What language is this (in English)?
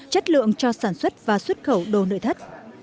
Vietnamese